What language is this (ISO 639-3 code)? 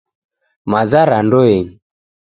dav